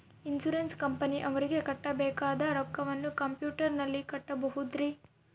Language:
Kannada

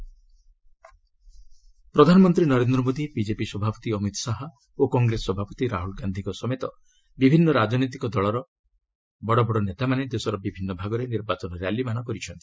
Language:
Odia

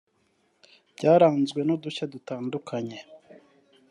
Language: Kinyarwanda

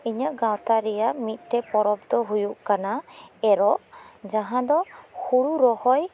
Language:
Santali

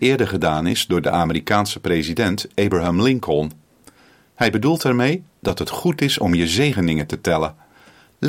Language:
Dutch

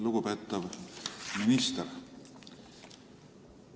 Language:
Estonian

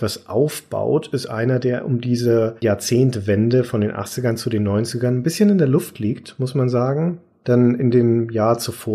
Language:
German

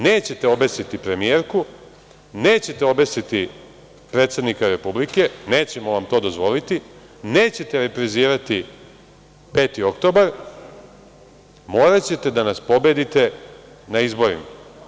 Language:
Serbian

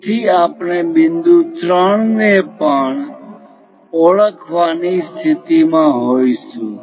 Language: Gujarati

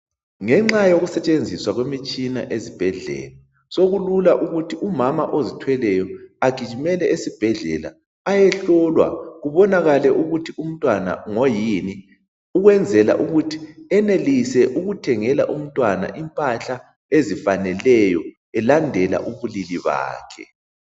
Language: North Ndebele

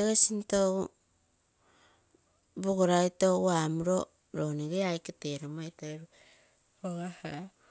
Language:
Terei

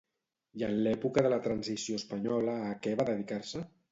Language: Catalan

